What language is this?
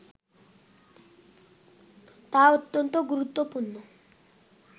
Bangla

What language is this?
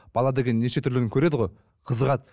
Kazakh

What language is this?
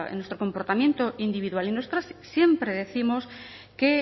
Spanish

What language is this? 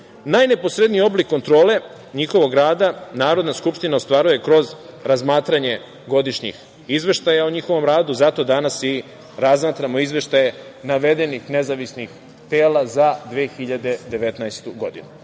Serbian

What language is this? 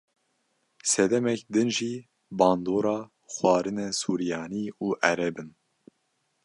Kurdish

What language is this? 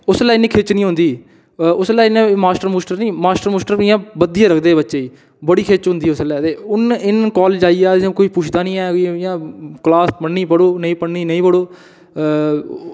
Dogri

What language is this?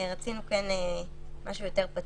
Hebrew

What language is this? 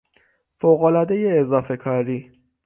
Persian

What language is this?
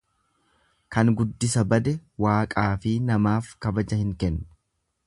Oromo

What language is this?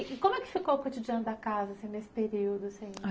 Portuguese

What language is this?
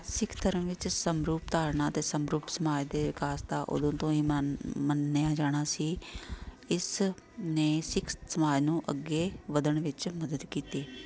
Punjabi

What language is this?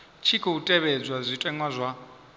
Venda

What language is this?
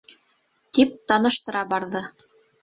Bashkir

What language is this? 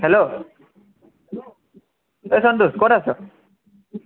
Assamese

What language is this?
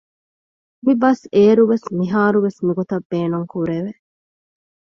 Divehi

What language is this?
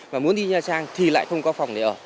Vietnamese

